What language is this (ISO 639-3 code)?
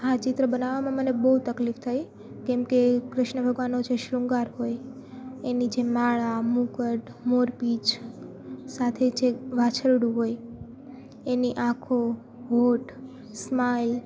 guj